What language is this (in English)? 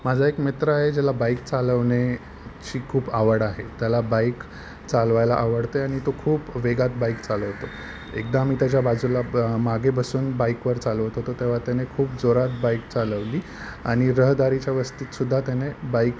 Marathi